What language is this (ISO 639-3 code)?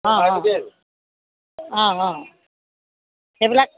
asm